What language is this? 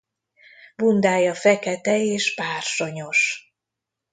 Hungarian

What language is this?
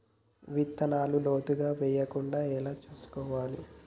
Telugu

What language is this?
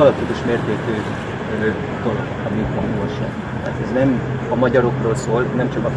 Hungarian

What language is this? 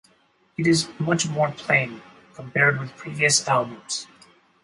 English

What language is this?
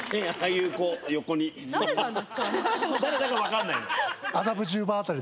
Japanese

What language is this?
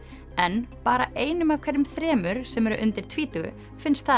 Icelandic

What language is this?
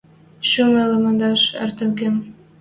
Western Mari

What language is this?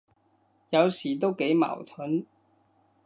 Cantonese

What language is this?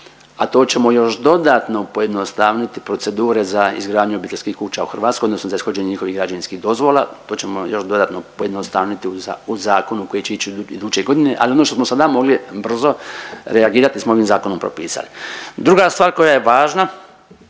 Croatian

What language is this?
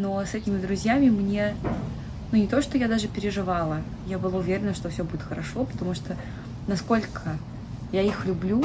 Russian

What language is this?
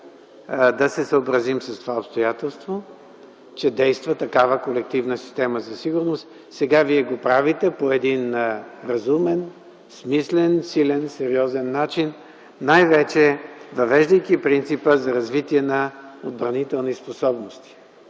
Bulgarian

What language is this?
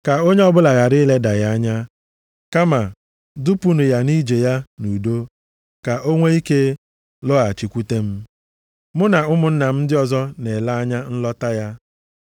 Igbo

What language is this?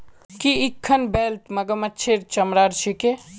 Magahi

